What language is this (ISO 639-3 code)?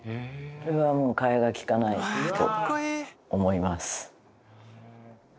jpn